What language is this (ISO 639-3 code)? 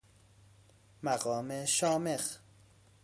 fas